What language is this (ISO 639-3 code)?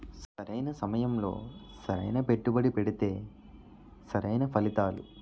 tel